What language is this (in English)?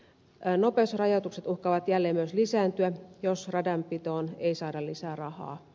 Finnish